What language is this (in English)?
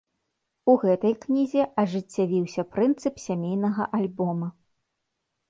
Belarusian